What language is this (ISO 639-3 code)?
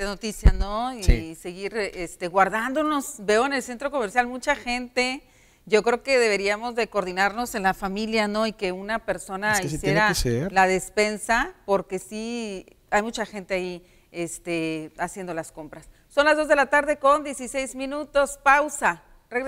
spa